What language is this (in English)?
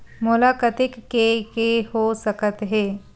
Chhattisgarhi